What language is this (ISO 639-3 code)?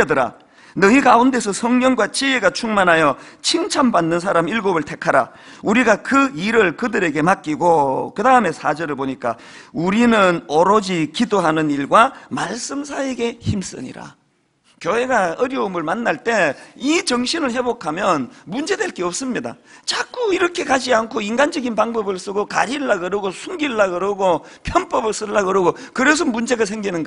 kor